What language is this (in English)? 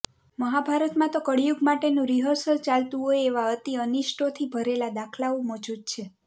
Gujarati